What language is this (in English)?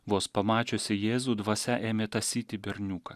Lithuanian